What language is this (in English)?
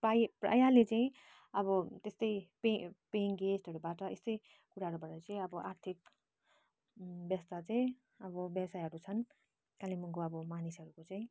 Nepali